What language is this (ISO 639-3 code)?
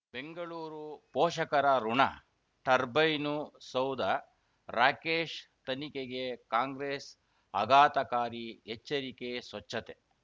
kan